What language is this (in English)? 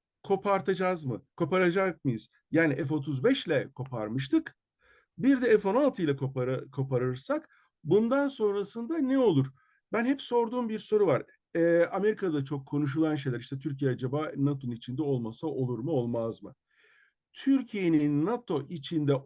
Turkish